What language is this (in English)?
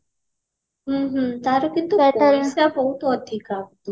Odia